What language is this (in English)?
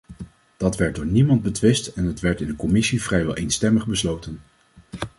Dutch